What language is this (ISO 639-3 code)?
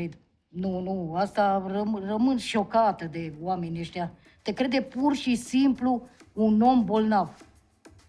ron